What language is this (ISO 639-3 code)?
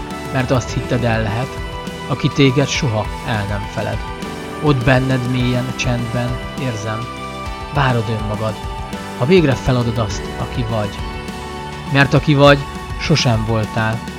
hun